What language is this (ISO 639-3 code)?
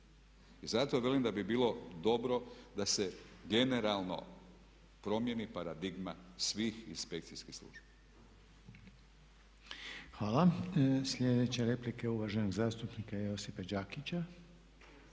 hrv